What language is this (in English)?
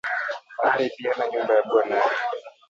Swahili